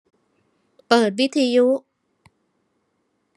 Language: Thai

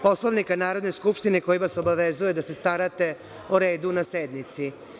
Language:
Serbian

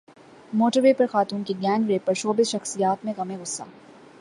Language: Urdu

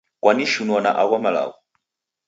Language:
Taita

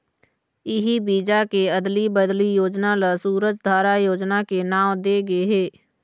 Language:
Chhattisgarhi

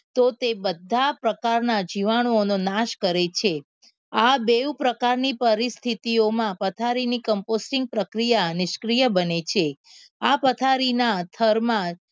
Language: Gujarati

